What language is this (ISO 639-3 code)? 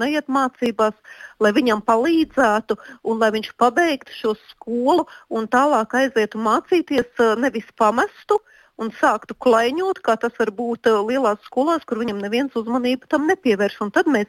rus